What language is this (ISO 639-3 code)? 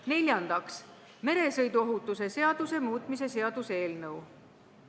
est